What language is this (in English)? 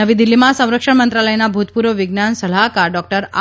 Gujarati